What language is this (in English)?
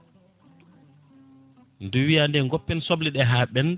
Fula